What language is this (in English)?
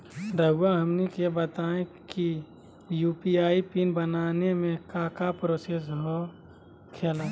Magahi